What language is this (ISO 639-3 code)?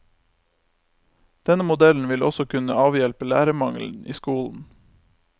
nor